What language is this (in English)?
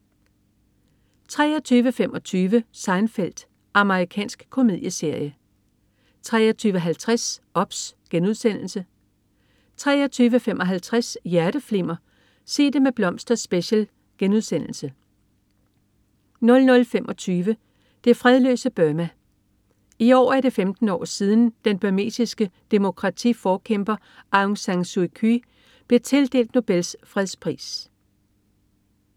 Danish